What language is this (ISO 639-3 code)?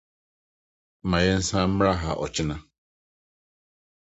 aka